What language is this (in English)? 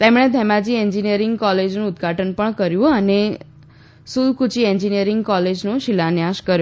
Gujarati